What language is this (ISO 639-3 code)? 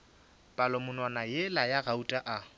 nso